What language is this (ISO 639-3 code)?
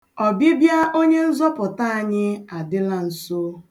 ibo